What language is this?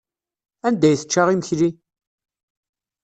Kabyle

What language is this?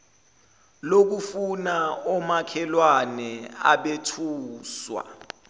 Zulu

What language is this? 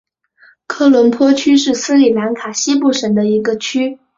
Chinese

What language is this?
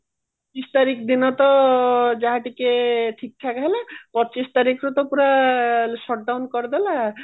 Odia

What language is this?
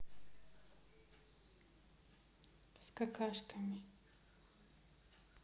Russian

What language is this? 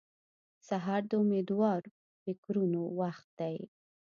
Pashto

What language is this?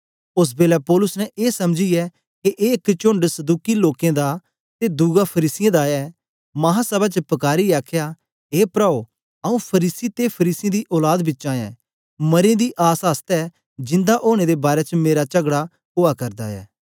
Dogri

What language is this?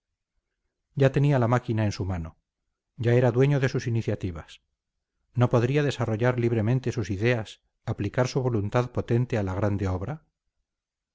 Spanish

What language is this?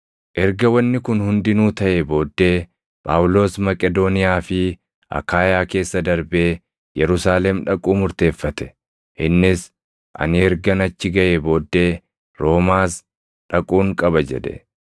Oromo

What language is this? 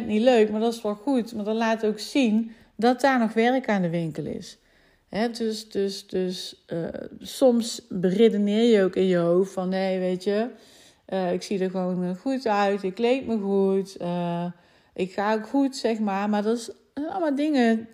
Dutch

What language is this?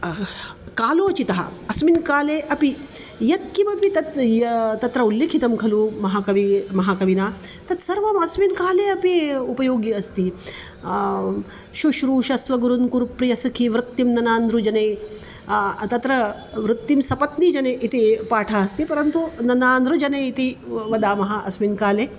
Sanskrit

